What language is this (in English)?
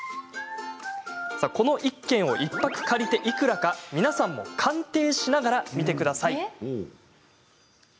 Japanese